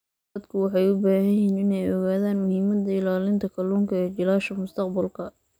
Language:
Somali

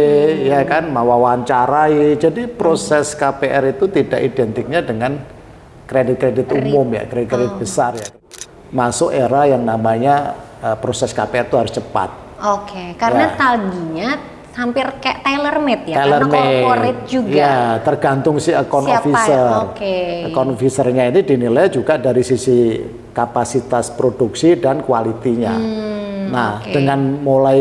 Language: Indonesian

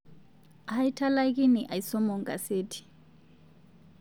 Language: Masai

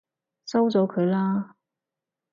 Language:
Cantonese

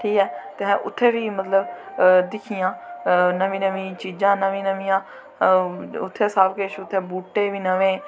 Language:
Dogri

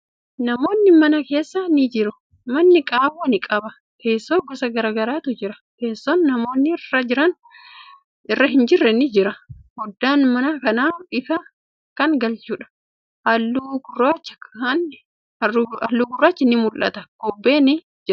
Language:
Oromo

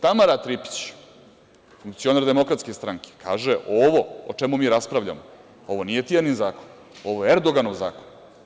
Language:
Serbian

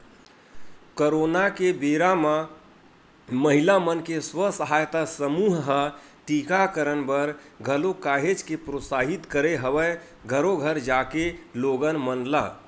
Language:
Chhattisgarhi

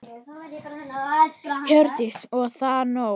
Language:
Icelandic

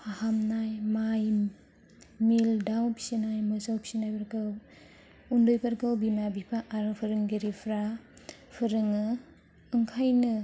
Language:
Bodo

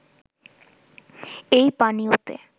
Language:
Bangla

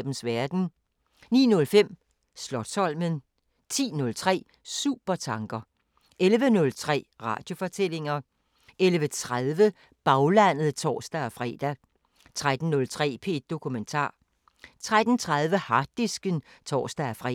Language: Danish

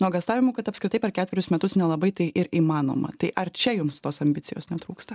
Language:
Lithuanian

